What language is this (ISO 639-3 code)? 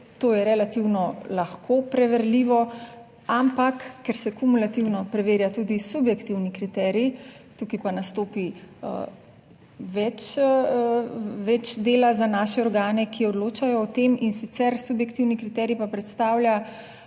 slv